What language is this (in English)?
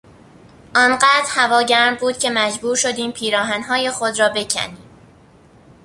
Persian